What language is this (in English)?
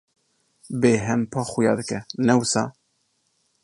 Kurdish